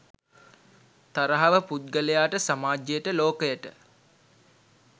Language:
Sinhala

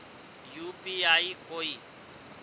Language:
Magahi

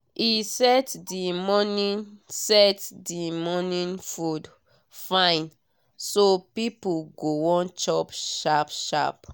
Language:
Nigerian Pidgin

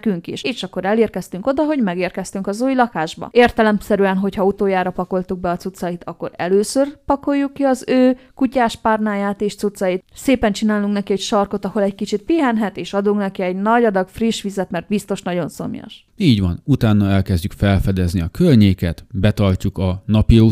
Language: Hungarian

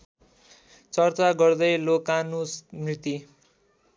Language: Nepali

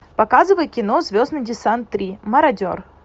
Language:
Russian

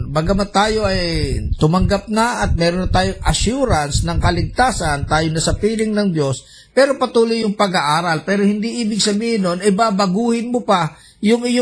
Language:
Filipino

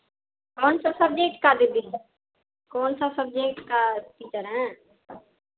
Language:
Hindi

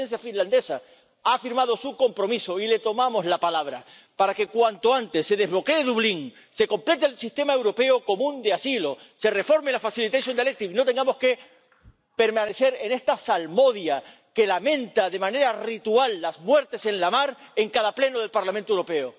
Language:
Spanish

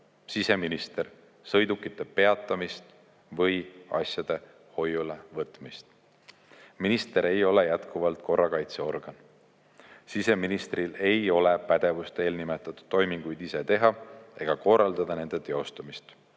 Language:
Estonian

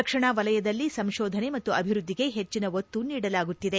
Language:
Kannada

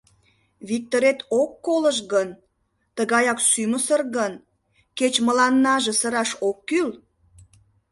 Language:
Mari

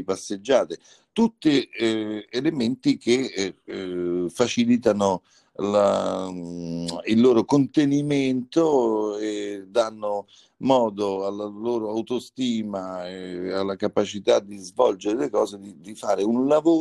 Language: Italian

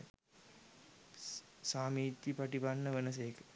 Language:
Sinhala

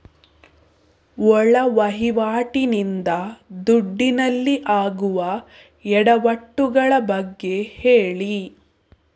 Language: Kannada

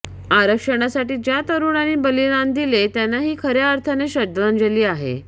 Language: Marathi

